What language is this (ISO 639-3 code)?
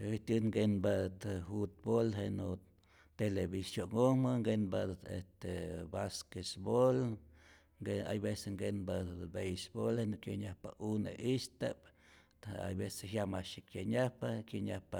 zor